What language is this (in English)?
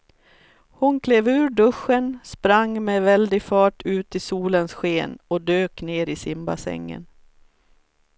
Swedish